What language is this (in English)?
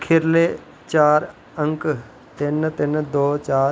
Dogri